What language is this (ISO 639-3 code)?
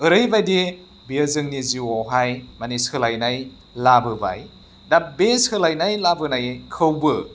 brx